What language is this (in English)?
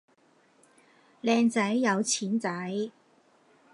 Cantonese